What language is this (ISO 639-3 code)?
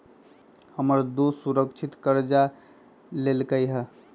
mag